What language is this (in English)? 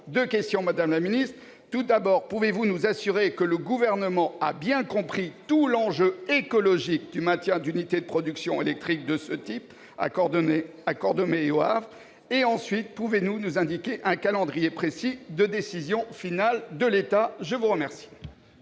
French